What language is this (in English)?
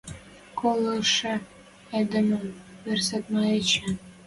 Western Mari